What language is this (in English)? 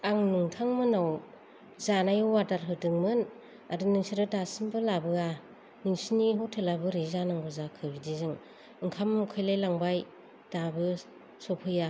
Bodo